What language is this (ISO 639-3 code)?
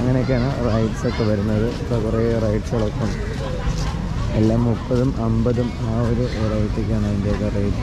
ind